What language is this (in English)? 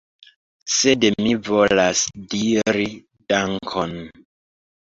Esperanto